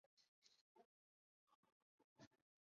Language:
Chinese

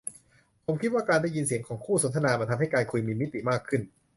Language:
Thai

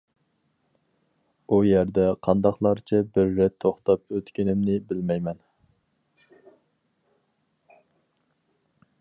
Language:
Uyghur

